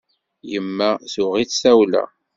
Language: Kabyle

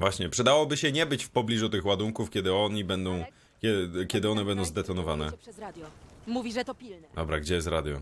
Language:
Polish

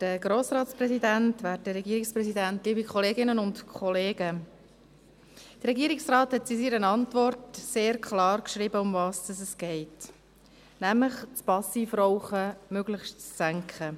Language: Swiss German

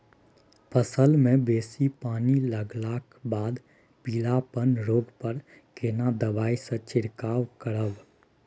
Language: Maithili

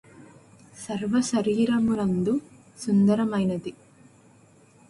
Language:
Telugu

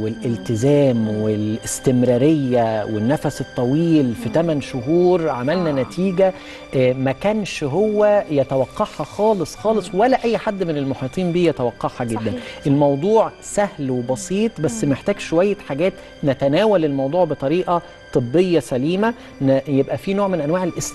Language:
Arabic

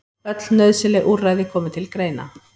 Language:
Icelandic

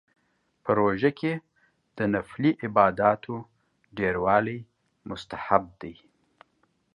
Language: Pashto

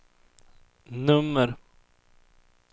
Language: Swedish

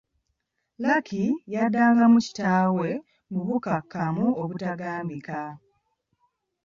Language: Ganda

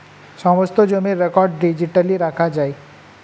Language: Bangla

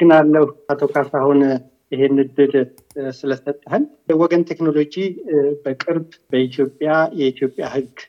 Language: Amharic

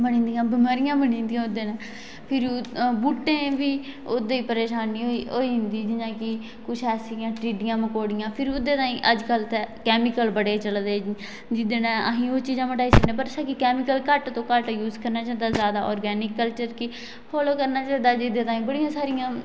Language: Dogri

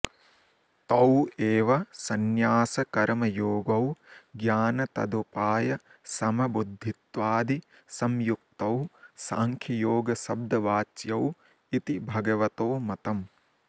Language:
Sanskrit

